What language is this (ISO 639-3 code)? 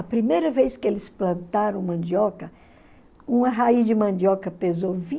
por